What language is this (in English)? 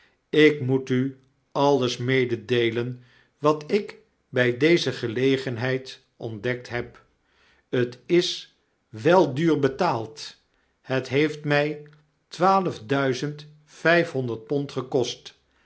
Dutch